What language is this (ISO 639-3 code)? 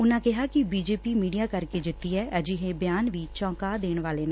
pan